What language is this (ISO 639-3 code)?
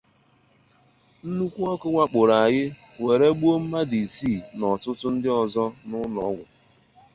ibo